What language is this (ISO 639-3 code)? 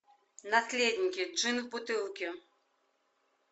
rus